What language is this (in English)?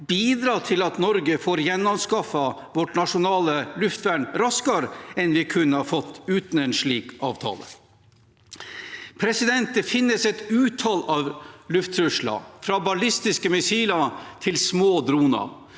Norwegian